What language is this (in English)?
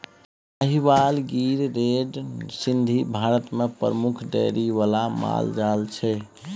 Maithili